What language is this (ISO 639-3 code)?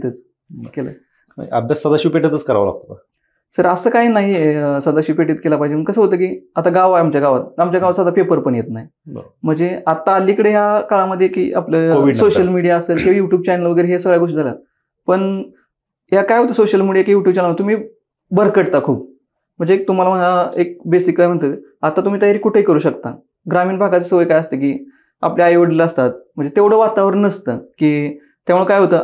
mar